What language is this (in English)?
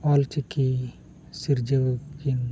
Santali